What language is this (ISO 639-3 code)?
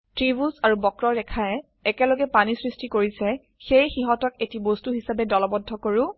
asm